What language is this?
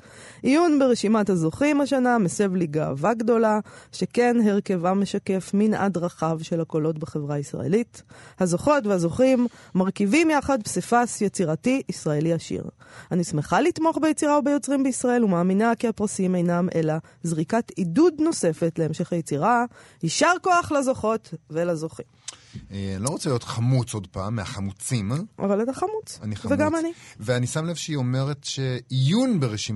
Hebrew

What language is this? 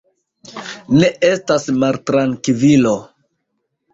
Esperanto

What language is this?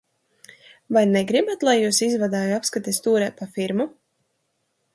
Latvian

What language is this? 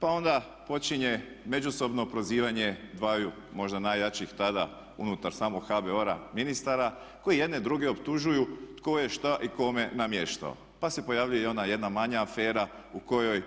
Croatian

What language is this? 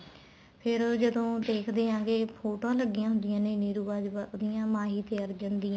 Punjabi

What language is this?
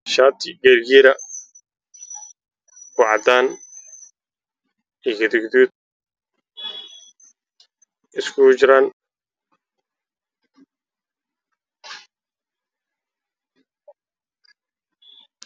Somali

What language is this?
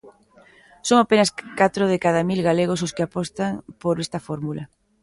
Galician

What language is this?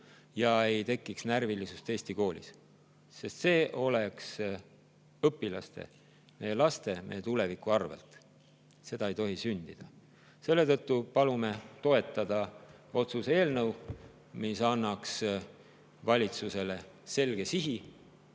Estonian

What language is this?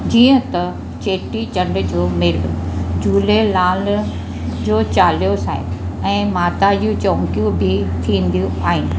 Sindhi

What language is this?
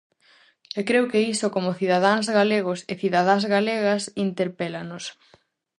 Galician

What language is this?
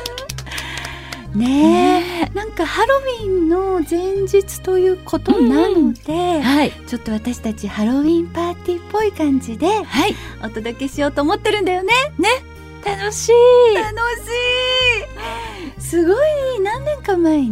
Japanese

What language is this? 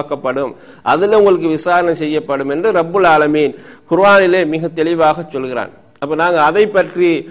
Tamil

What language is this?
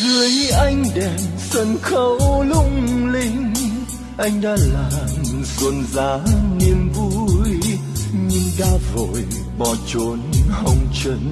Vietnamese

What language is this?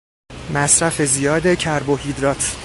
Persian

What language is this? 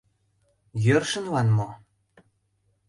Mari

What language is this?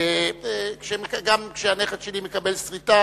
Hebrew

